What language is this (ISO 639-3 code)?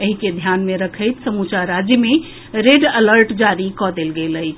mai